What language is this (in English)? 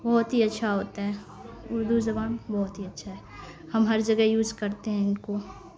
Urdu